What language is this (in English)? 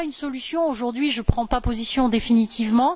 French